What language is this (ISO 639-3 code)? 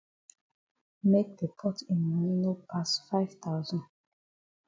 wes